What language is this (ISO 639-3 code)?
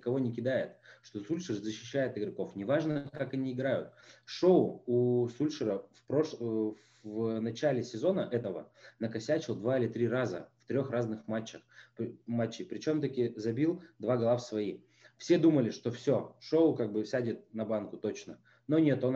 rus